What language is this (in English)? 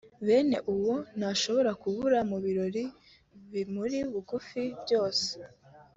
Kinyarwanda